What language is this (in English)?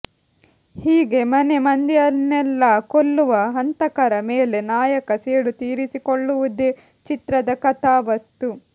Kannada